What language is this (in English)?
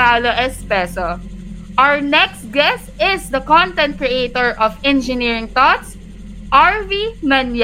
Filipino